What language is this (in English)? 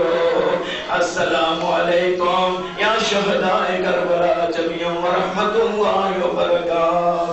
Arabic